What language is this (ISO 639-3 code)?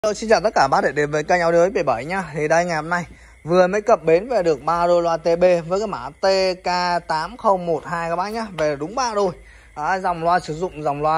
vie